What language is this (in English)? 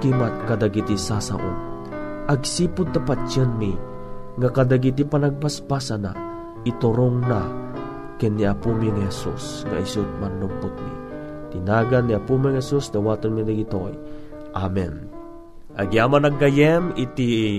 Filipino